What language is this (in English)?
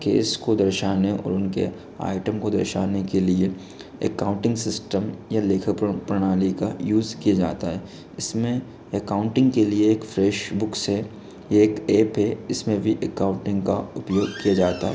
Hindi